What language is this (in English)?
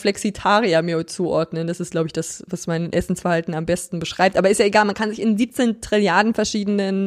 German